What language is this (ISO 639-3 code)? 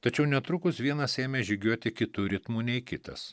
lit